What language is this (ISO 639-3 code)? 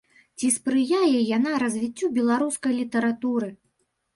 bel